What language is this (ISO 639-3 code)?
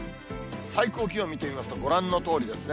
jpn